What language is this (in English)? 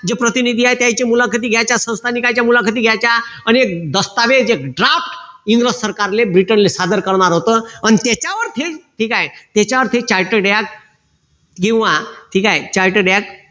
Marathi